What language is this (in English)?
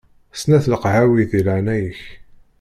Kabyle